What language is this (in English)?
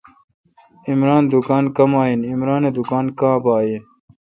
Kalkoti